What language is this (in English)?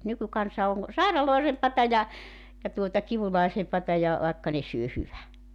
Finnish